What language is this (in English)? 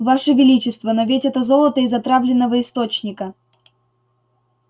Russian